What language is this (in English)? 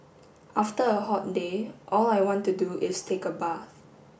English